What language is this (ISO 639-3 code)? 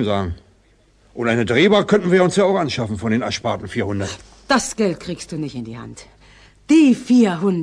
deu